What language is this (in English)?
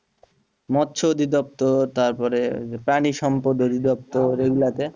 Bangla